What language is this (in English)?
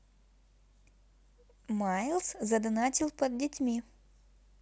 Russian